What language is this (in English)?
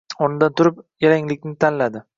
Uzbek